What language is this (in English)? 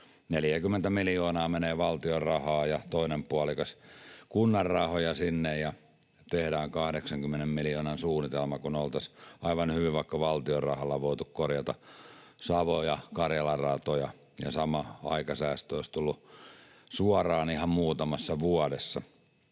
Finnish